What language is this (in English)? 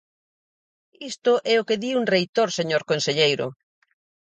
Galician